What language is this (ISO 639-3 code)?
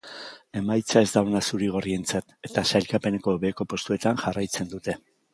eus